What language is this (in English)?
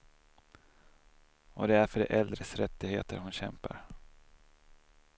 Swedish